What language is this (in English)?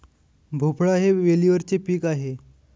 Marathi